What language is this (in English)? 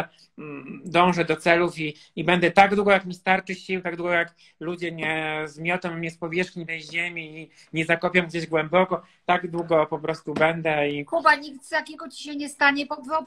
Polish